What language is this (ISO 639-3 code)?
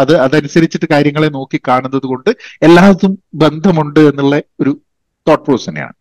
mal